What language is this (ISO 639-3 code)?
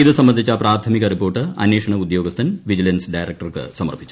mal